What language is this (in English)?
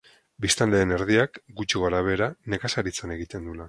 Basque